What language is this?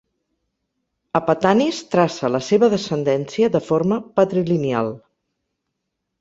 Catalan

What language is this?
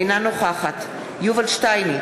Hebrew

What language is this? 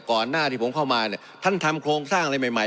Thai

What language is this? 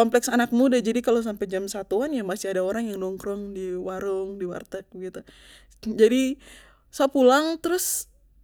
Papuan Malay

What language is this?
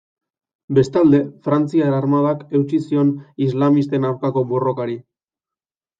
Basque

